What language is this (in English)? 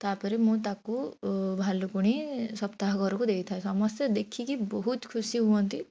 Odia